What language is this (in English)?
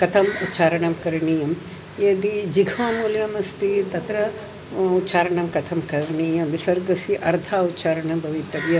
Sanskrit